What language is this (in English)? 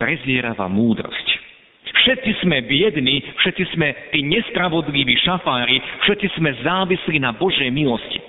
Slovak